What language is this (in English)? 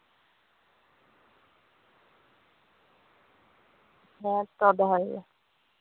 Santali